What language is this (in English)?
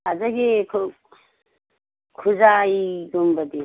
Manipuri